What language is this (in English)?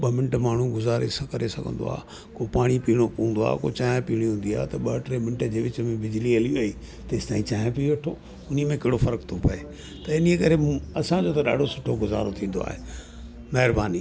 Sindhi